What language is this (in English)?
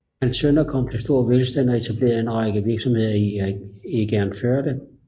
Danish